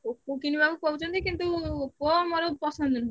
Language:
Odia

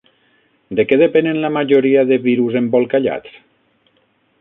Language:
Catalan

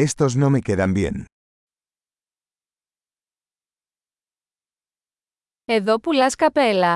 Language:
Greek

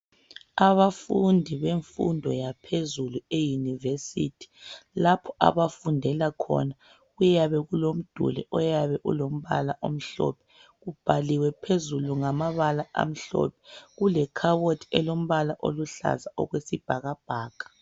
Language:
North Ndebele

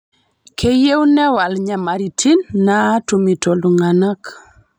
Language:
Masai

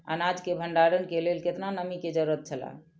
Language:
Maithili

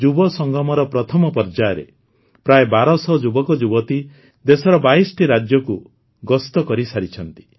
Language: Odia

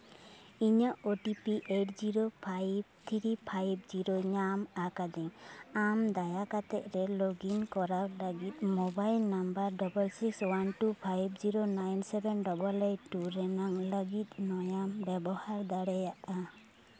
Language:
Santali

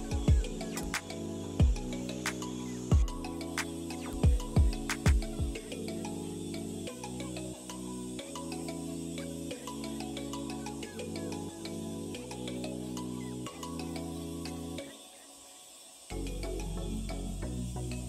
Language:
Thai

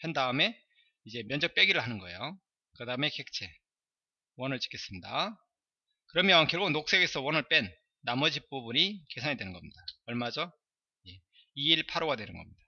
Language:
Korean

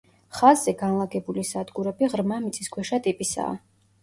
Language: Georgian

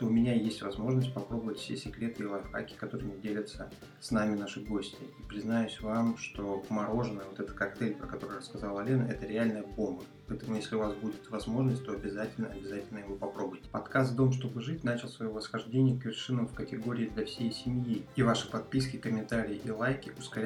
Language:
Russian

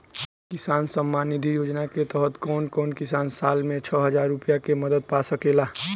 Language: Bhojpuri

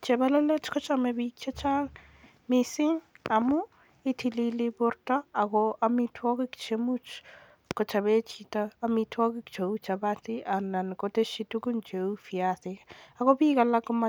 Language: Kalenjin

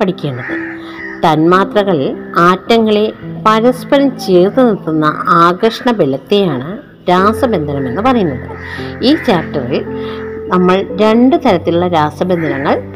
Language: Malayalam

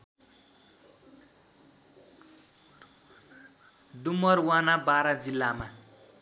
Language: Nepali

